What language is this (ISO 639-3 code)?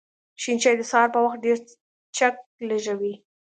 pus